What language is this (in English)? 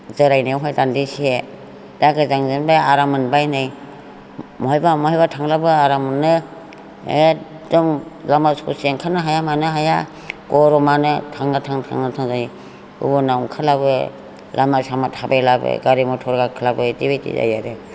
Bodo